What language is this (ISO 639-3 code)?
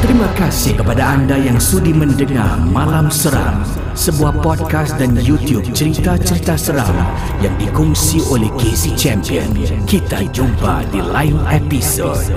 msa